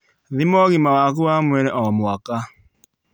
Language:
Kikuyu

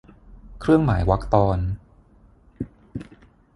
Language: Thai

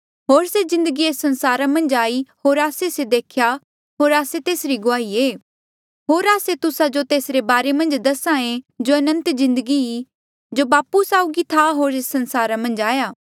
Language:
Mandeali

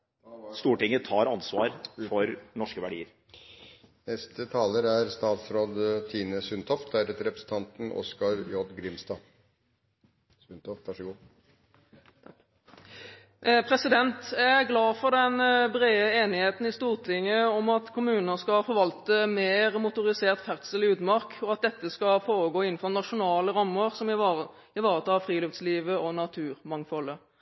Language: Norwegian Bokmål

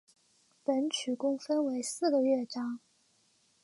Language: Chinese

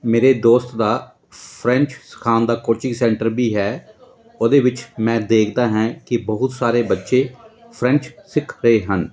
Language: Punjabi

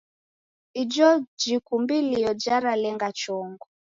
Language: Taita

